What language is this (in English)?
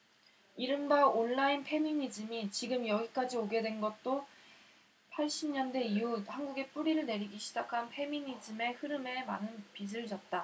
Korean